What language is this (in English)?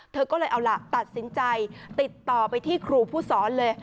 Thai